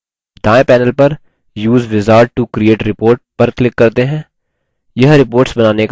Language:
Hindi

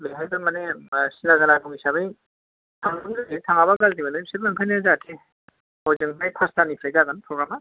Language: Bodo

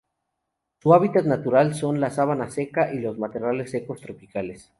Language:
Spanish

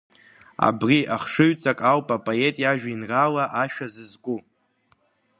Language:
Abkhazian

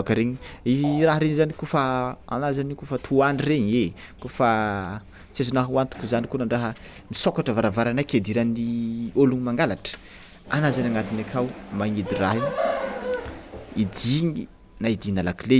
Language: Tsimihety Malagasy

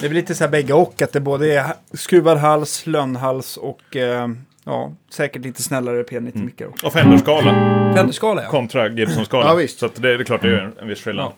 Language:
Swedish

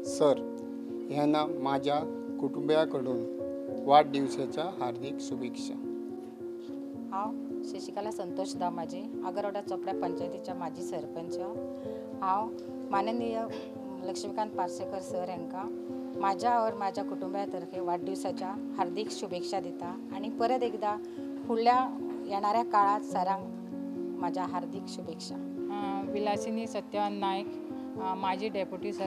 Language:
Marathi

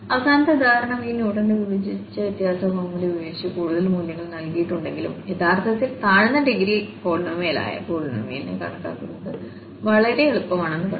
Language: Malayalam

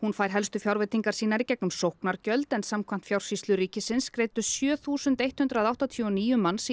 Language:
Icelandic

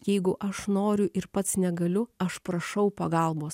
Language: Lithuanian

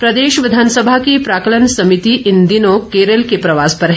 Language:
Hindi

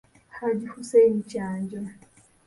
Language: Ganda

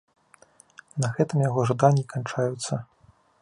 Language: Belarusian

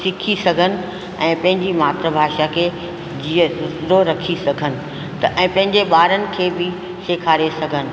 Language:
Sindhi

